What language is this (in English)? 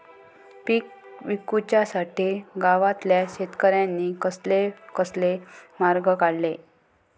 Marathi